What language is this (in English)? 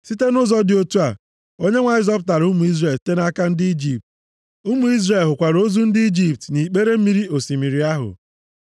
Igbo